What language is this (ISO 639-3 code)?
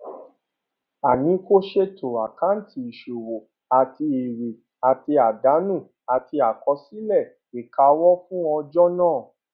yor